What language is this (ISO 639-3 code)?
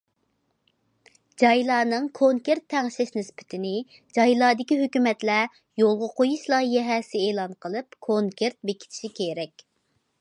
uig